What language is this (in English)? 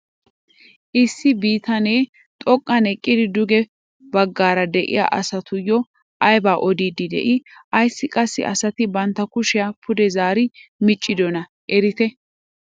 Wolaytta